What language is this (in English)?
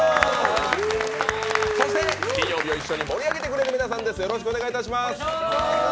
Japanese